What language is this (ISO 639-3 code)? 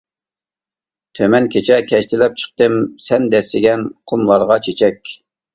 uig